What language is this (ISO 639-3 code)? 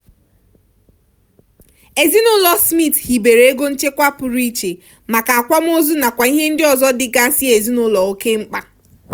ibo